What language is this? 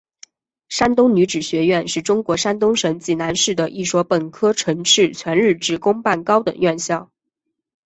Chinese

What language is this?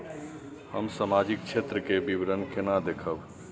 Maithili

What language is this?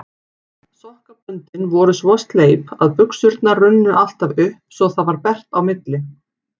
Icelandic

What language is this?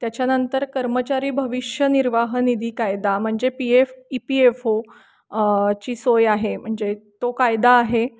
Marathi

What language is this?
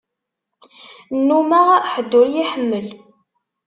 Kabyle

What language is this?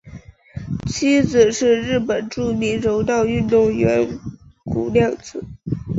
Chinese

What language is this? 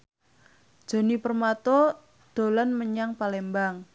Javanese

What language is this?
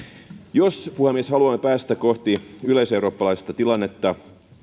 Finnish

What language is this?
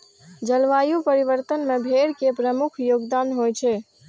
Maithili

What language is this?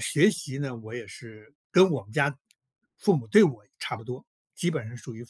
Chinese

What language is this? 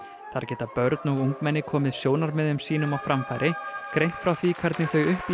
Icelandic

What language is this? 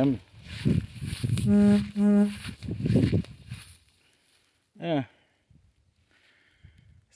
Portuguese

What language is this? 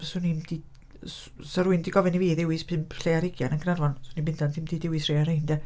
Welsh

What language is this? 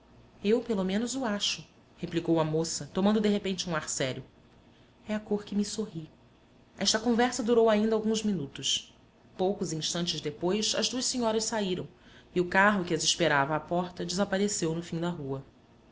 Portuguese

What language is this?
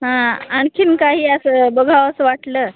Marathi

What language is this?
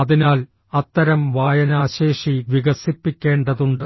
Malayalam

